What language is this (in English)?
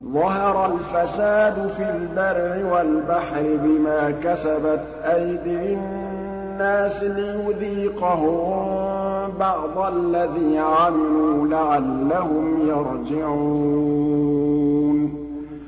Arabic